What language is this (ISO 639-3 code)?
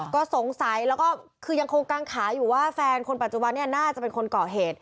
tha